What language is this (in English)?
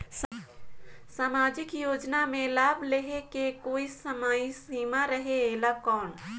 Chhattisgarhi